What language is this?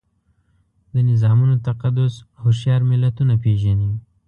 Pashto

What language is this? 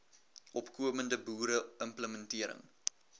Afrikaans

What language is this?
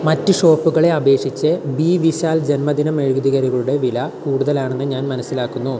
Malayalam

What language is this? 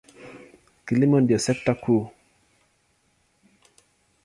Swahili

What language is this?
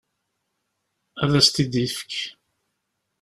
Kabyle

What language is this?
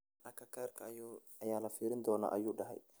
Somali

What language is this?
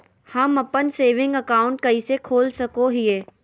Magahi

